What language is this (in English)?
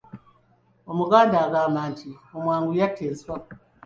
Ganda